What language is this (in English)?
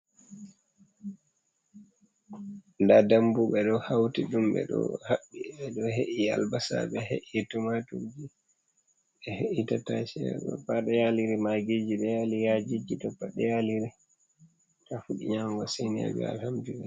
Fula